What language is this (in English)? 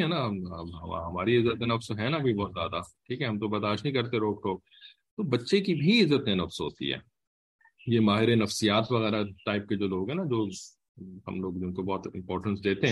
English